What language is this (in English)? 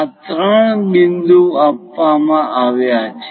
Gujarati